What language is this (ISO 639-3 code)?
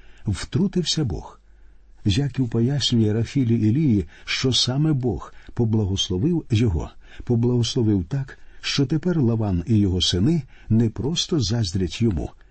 ukr